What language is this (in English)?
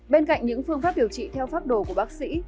Vietnamese